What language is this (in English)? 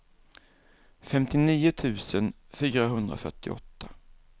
Swedish